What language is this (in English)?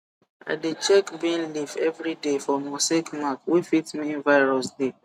Nigerian Pidgin